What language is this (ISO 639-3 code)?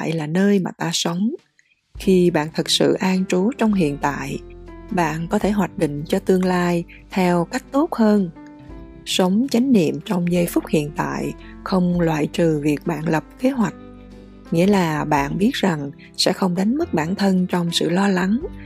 vie